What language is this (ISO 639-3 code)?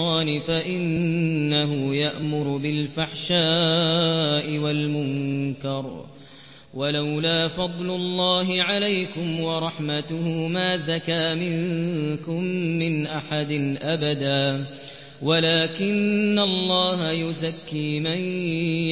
ara